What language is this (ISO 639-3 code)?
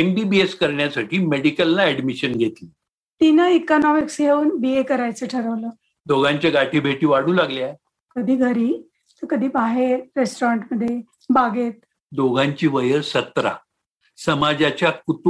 mar